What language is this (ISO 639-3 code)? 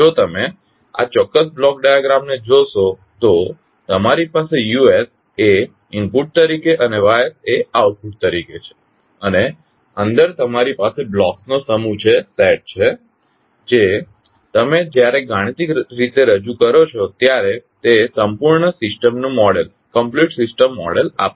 guj